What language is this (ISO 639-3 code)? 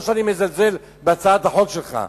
heb